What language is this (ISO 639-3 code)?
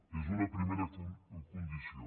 cat